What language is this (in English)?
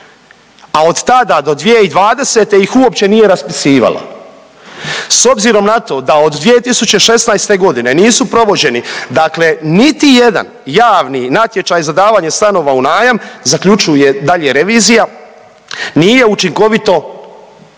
Croatian